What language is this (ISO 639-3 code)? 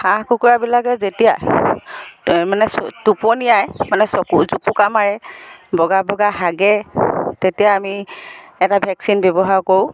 asm